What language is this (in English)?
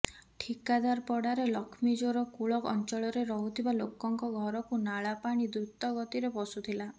Odia